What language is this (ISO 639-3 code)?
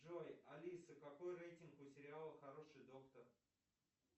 rus